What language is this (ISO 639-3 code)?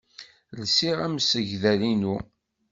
kab